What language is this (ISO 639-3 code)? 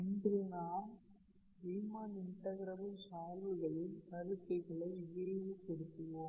tam